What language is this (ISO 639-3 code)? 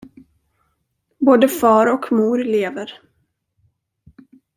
swe